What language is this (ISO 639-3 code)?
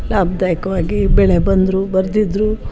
kan